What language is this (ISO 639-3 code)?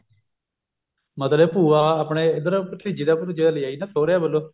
pan